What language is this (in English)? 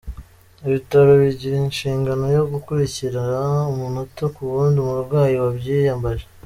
Kinyarwanda